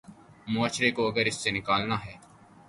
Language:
Urdu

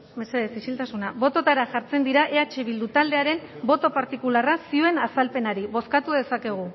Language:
Basque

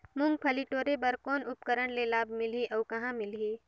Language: Chhattisgarhi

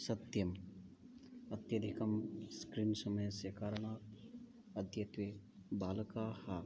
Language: Sanskrit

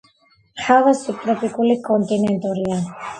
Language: Georgian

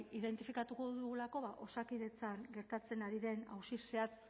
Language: Basque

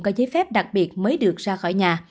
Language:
Vietnamese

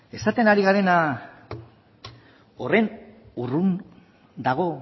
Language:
Basque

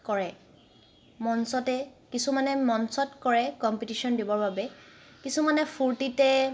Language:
Assamese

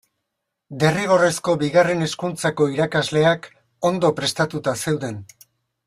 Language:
Basque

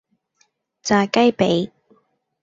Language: Cantonese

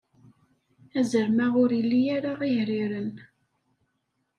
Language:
Kabyle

